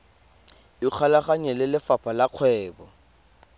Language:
Tswana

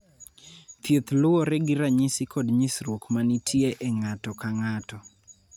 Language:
Luo (Kenya and Tanzania)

